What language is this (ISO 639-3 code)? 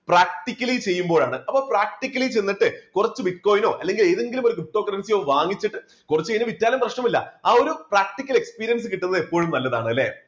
mal